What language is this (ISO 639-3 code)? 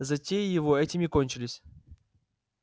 rus